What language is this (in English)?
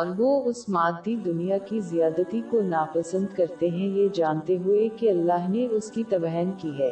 Urdu